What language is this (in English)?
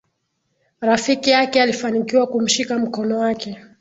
Swahili